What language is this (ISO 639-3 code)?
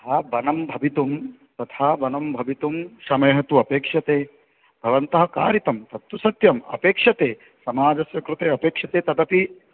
san